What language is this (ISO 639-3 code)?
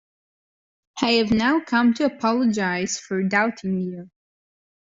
eng